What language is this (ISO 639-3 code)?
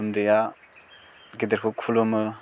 brx